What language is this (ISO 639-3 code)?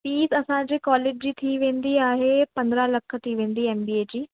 snd